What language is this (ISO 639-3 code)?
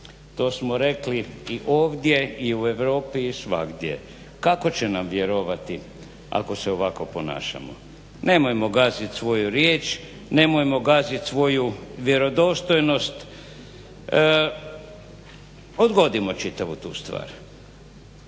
hrv